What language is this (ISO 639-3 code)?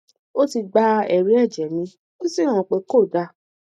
yor